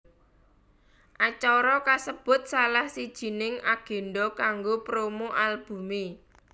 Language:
Javanese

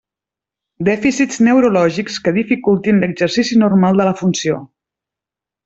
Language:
Catalan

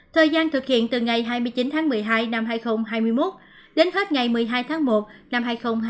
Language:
Vietnamese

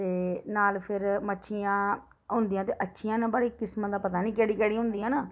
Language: Dogri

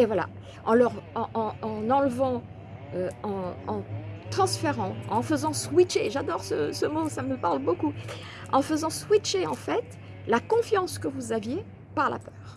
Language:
French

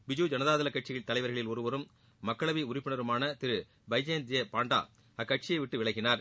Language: Tamil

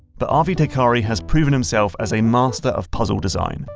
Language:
English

